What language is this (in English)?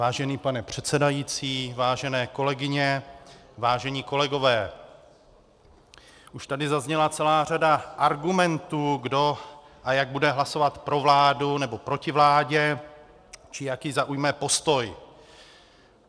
Czech